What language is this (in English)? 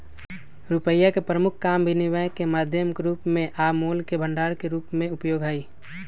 Magahi